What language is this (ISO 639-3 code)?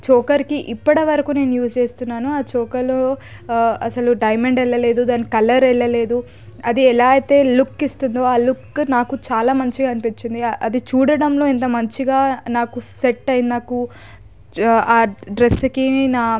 tel